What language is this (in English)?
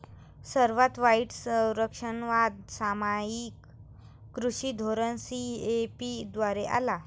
Marathi